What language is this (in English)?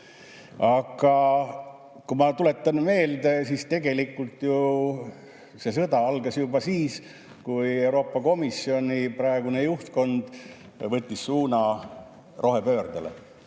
Estonian